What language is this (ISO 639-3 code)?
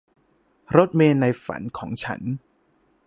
tha